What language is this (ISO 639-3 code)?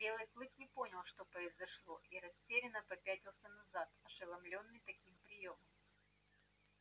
rus